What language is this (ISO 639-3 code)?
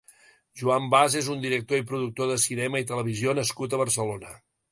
cat